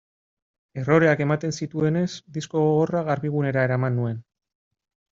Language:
Basque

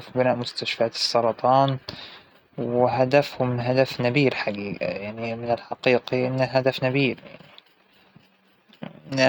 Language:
Hijazi Arabic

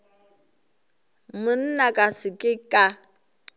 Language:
Northern Sotho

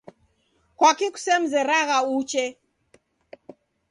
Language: Taita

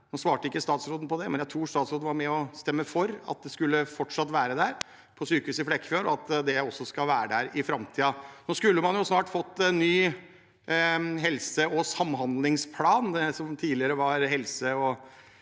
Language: Norwegian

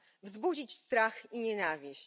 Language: Polish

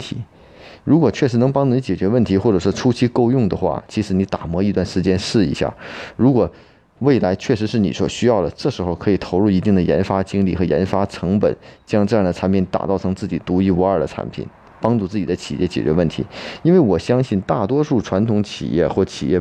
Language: Chinese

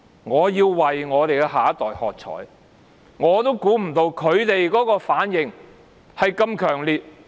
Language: Cantonese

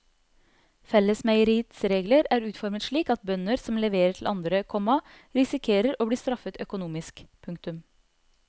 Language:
Norwegian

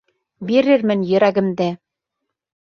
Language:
Bashkir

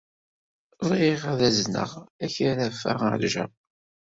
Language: Kabyle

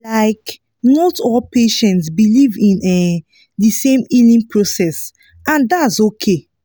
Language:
Nigerian Pidgin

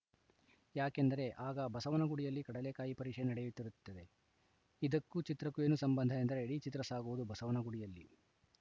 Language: Kannada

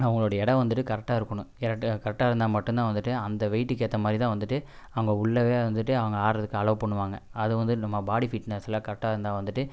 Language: Tamil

